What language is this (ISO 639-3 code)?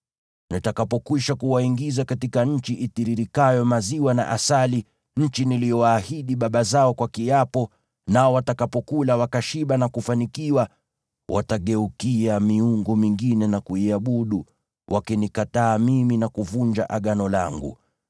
swa